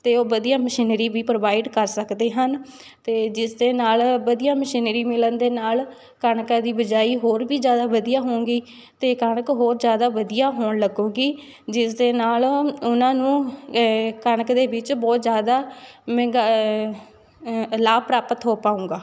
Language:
Punjabi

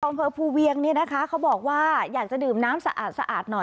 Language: Thai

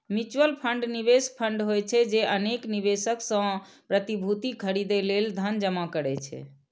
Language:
Maithili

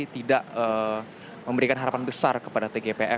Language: Indonesian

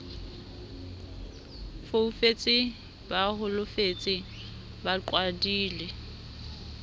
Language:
Southern Sotho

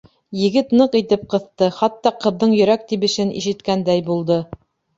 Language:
Bashkir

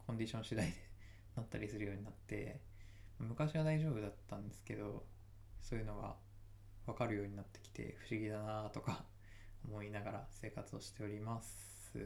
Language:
Japanese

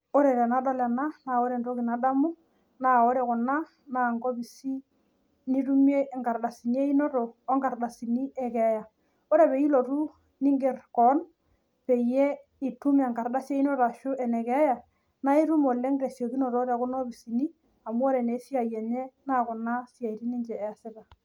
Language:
Masai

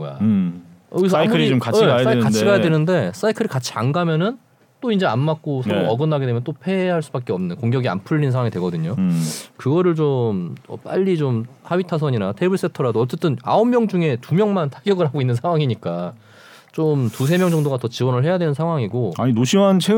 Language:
Korean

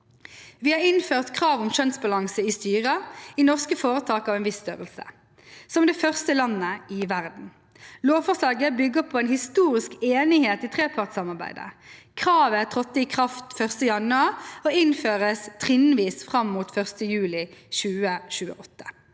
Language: Norwegian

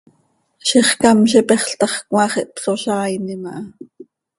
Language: Seri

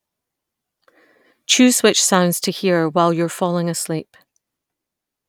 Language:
English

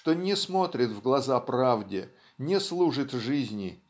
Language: Russian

